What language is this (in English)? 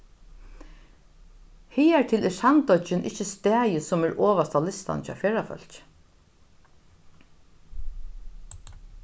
Faroese